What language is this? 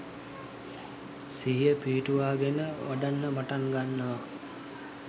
Sinhala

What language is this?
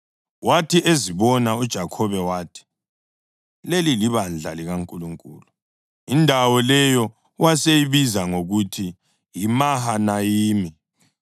North Ndebele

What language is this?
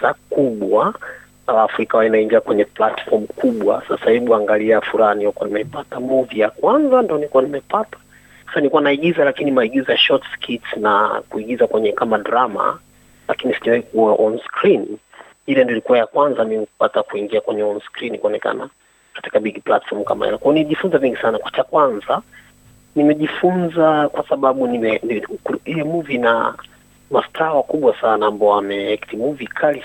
Swahili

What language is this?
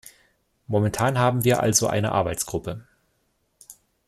German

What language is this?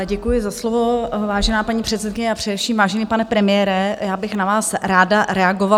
Czech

